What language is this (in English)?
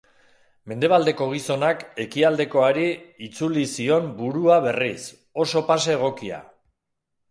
Basque